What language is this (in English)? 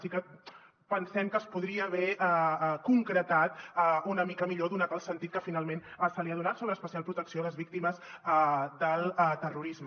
Catalan